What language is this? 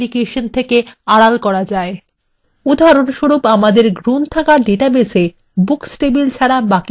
Bangla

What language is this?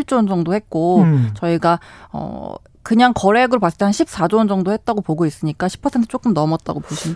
Korean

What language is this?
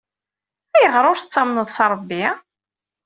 Kabyle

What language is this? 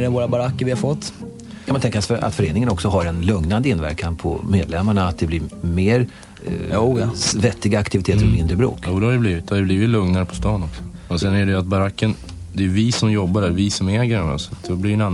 Swedish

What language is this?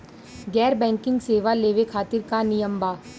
Bhojpuri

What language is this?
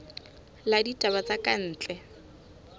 Southern Sotho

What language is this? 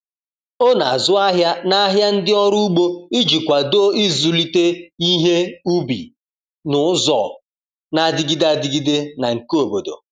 Igbo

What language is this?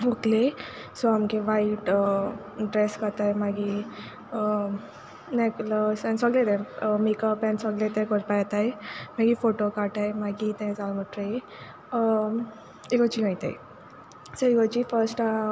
Konkani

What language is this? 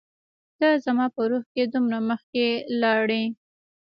Pashto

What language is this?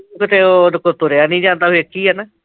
Punjabi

